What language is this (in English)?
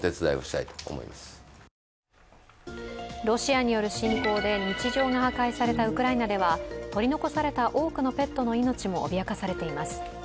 Japanese